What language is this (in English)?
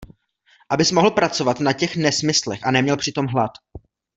Czech